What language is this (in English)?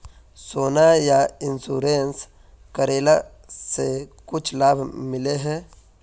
Magahi